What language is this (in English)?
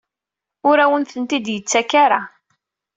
Kabyle